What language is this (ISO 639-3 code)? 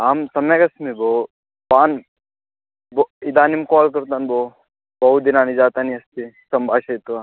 san